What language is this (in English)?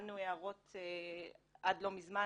Hebrew